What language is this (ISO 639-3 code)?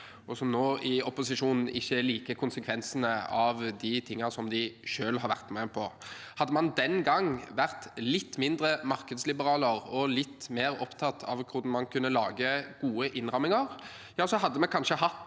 nor